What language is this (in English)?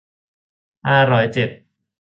Thai